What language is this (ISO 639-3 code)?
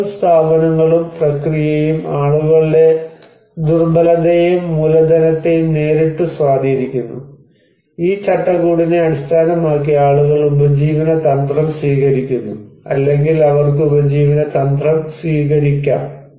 mal